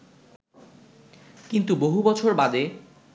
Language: Bangla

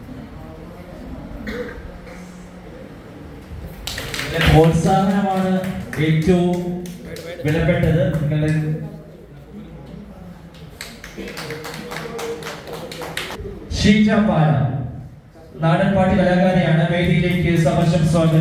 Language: Malayalam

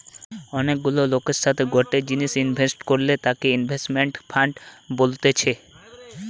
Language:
Bangla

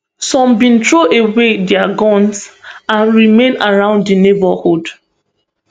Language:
Nigerian Pidgin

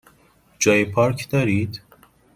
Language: Persian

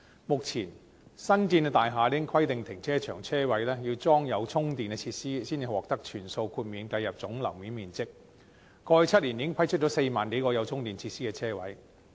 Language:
Cantonese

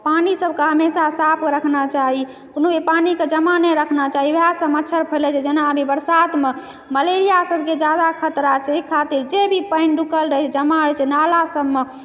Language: Maithili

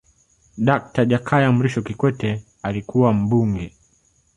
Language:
Swahili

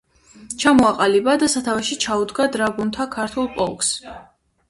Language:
Georgian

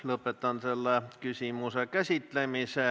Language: Estonian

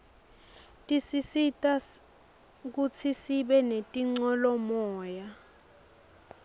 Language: Swati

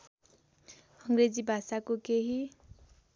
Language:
Nepali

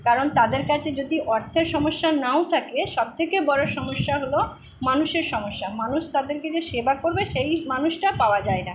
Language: Bangla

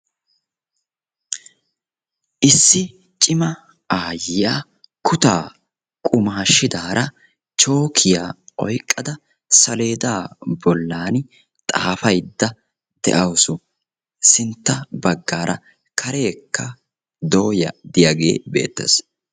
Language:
Wolaytta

